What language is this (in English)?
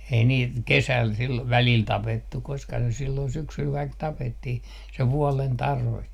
Finnish